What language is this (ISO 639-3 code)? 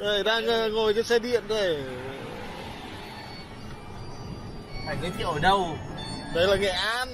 vie